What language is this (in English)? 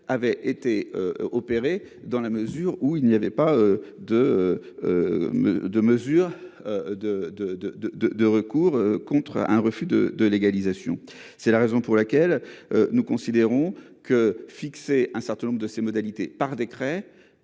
French